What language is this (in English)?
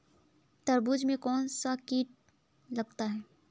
Hindi